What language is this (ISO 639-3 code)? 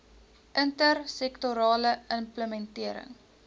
afr